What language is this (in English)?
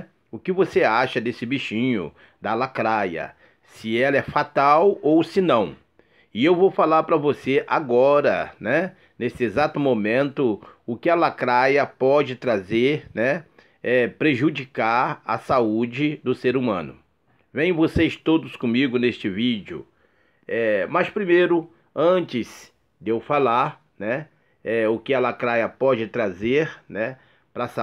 Portuguese